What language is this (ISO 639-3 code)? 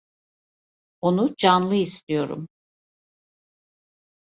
tur